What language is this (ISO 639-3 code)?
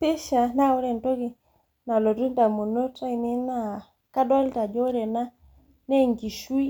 mas